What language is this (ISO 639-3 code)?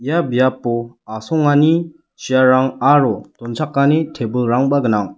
grt